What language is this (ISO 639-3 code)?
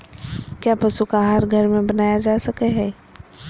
mag